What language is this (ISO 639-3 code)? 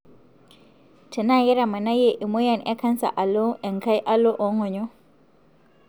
mas